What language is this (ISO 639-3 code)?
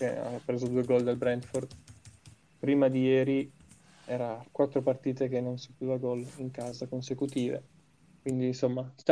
ita